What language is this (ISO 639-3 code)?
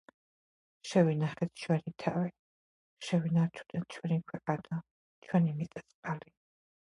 kat